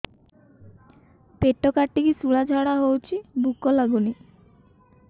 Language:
Odia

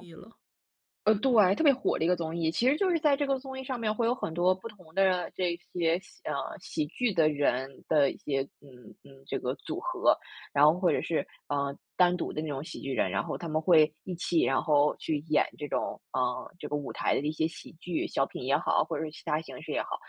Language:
Chinese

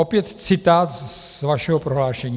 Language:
Czech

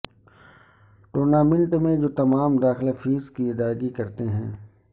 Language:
Urdu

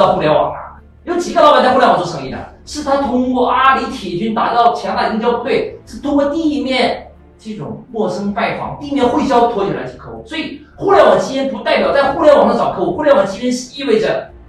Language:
Chinese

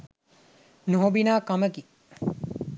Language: Sinhala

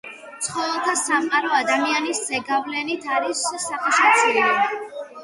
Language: Georgian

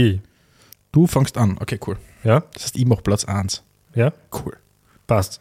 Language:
German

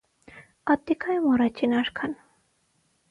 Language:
Armenian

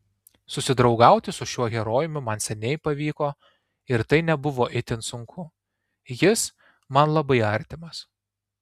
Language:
Lithuanian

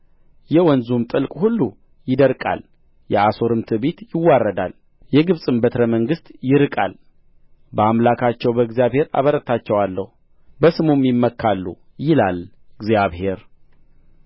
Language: Amharic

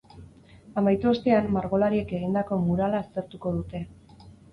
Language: Basque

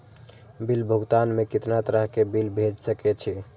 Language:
Maithili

